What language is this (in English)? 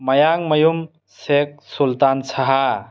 Manipuri